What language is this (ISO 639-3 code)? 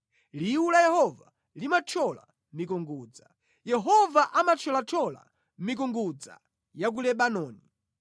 nya